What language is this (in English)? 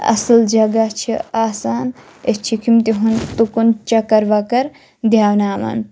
Kashmiri